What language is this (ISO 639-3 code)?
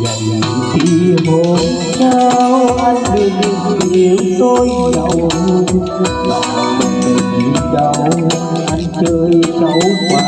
vie